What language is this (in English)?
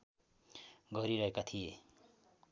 Nepali